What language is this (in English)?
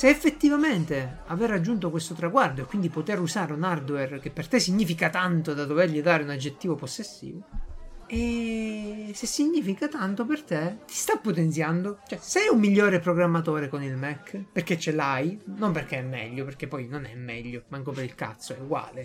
Italian